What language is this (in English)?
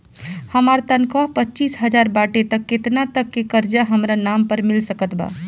Bhojpuri